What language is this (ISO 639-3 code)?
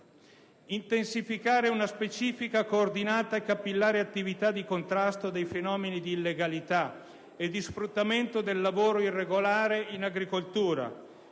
ita